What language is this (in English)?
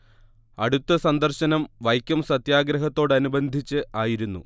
Malayalam